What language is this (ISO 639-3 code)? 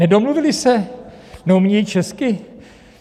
ces